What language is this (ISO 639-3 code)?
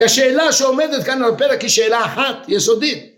heb